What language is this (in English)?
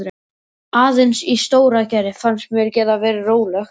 Icelandic